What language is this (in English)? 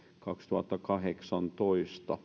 Finnish